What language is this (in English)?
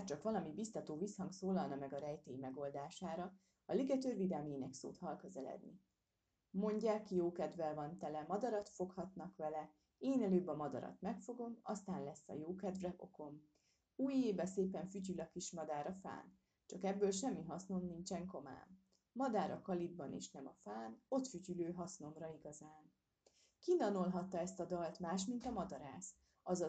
Hungarian